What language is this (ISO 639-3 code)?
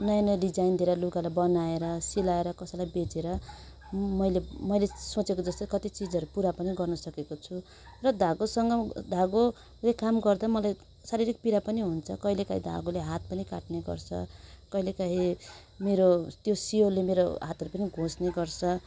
nep